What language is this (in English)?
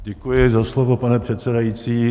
Czech